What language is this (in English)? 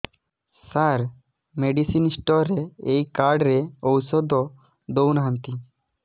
Odia